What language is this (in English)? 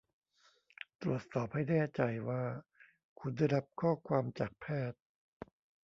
Thai